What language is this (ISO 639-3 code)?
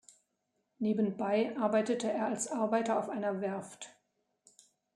deu